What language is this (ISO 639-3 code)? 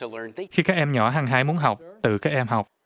vie